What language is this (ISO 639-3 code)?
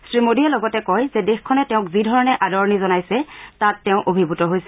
asm